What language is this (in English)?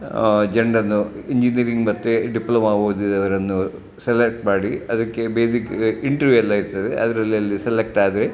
Kannada